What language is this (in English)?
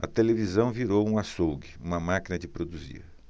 Portuguese